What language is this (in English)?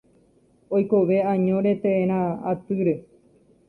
Guarani